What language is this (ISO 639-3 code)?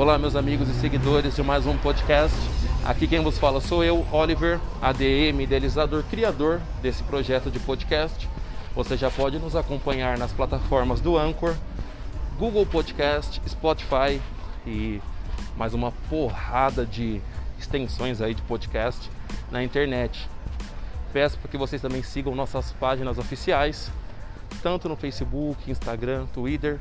por